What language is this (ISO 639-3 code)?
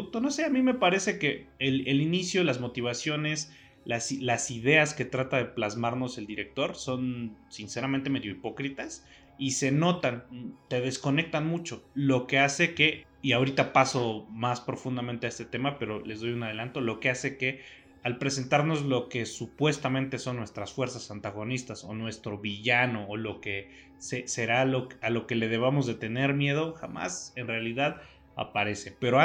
spa